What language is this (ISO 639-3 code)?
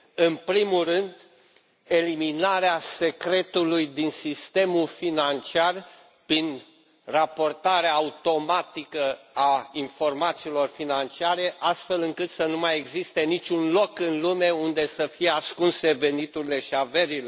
ron